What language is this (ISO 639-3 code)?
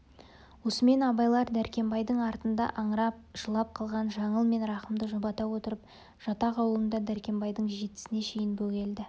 kaz